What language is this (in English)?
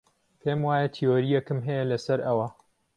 Central Kurdish